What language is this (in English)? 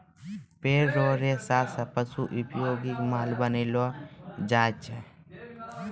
Maithili